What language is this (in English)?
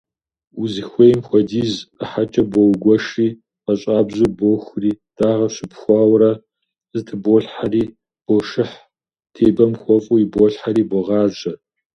Kabardian